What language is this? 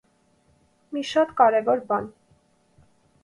Armenian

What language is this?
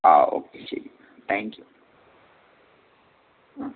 Malayalam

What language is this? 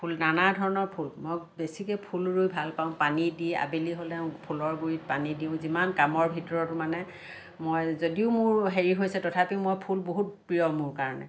Assamese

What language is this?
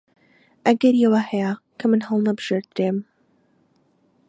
Central Kurdish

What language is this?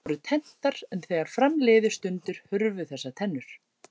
Icelandic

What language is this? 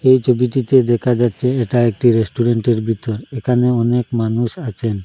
Bangla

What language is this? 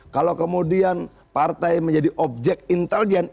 Indonesian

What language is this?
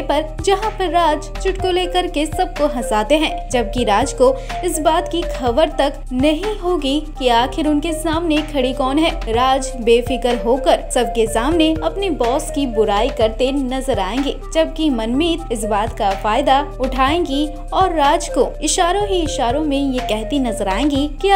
Hindi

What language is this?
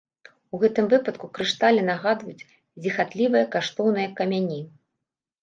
Belarusian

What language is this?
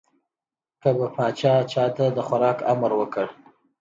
Pashto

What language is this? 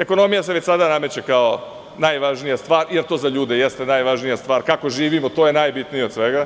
Serbian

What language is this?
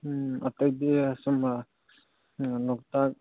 Manipuri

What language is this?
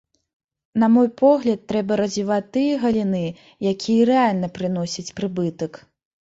Belarusian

